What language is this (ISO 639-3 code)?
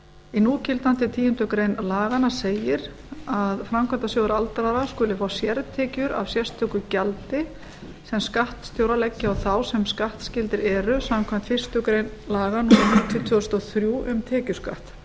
isl